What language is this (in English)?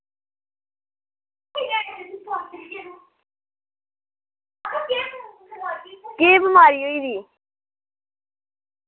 Dogri